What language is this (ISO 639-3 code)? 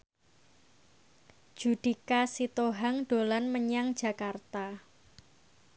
jav